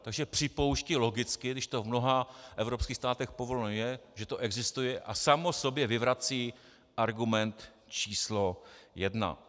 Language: Czech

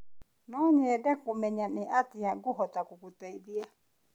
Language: Kikuyu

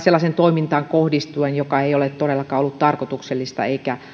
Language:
Finnish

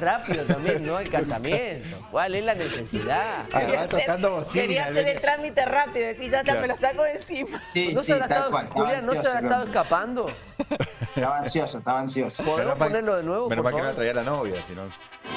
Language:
Spanish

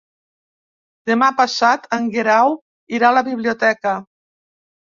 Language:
Catalan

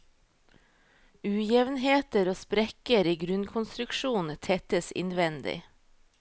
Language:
Norwegian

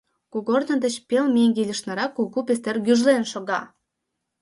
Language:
Mari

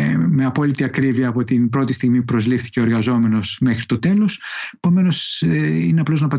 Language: Greek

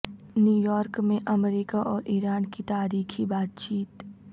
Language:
Urdu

